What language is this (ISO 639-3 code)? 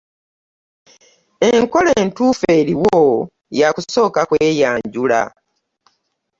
lug